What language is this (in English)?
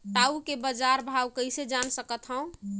Chhattisgarhi